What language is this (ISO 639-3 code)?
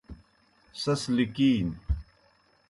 plk